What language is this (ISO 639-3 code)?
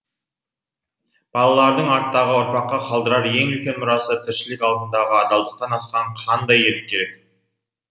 kaz